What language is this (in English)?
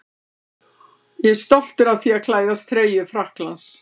Icelandic